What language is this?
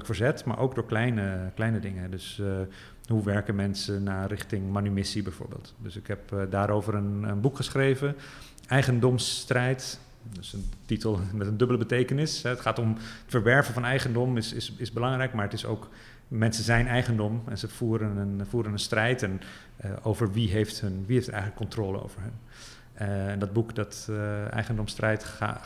Dutch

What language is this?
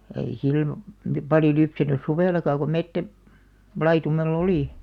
Finnish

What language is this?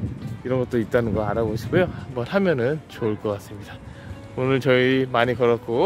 Korean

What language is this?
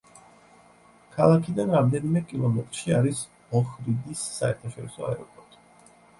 Georgian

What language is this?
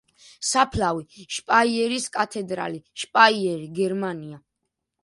Georgian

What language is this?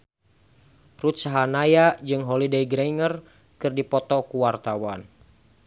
Sundanese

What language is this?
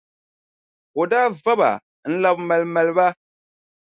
Dagbani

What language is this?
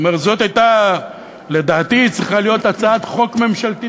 Hebrew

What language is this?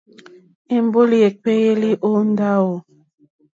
Mokpwe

